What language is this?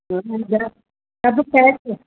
Sindhi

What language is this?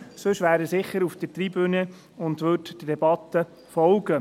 Swiss German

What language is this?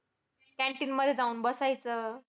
Marathi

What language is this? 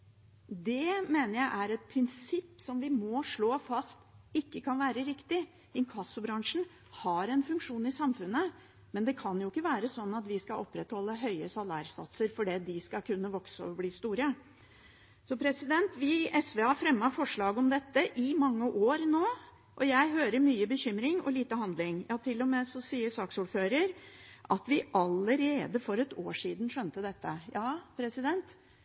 Norwegian Bokmål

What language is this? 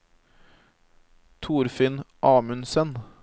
Norwegian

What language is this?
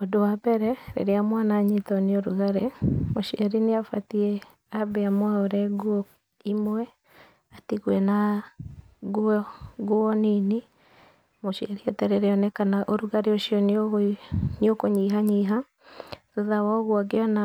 Kikuyu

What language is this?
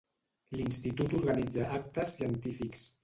Catalan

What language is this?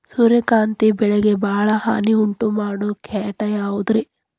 Kannada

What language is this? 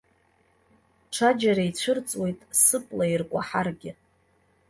Abkhazian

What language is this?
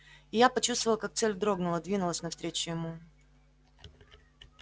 Russian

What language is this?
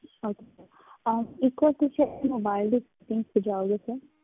Punjabi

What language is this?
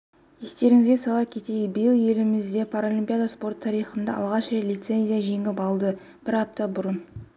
Kazakh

